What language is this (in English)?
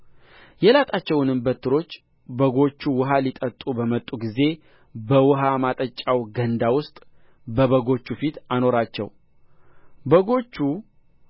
Amharic